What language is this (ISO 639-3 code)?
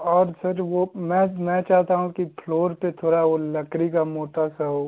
hin